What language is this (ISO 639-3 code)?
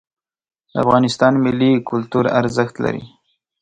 pus